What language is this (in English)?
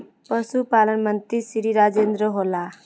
Magahi